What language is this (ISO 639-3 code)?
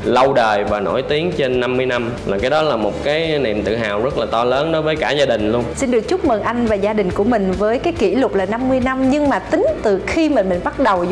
vie